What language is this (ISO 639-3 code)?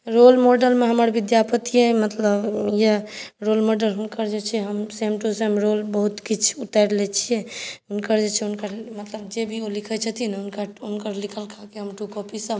mai